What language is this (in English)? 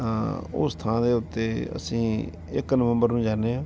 Punjabi